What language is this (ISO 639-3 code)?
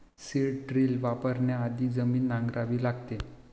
mar